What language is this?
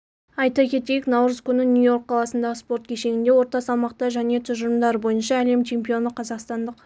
Kazakh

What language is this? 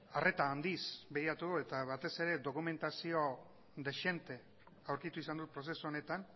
Basque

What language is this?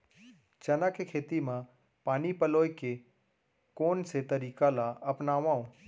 Chhattisgarhi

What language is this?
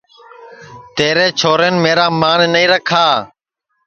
Sansi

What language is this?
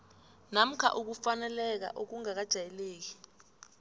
South Ndebele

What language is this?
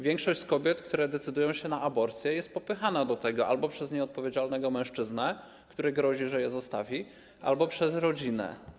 Polish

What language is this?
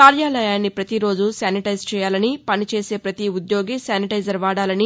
Telugu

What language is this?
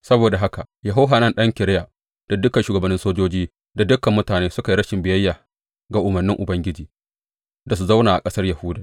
Hausa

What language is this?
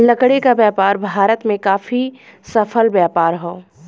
Bhojpuri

